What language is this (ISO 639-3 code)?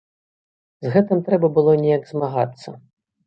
bel